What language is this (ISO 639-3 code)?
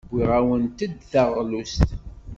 kab